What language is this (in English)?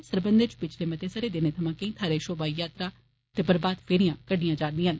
Dogri